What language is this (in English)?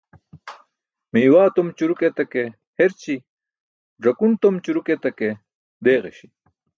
Burushaski